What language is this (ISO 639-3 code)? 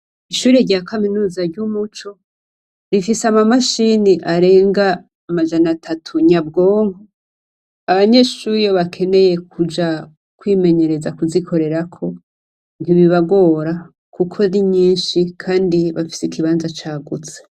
run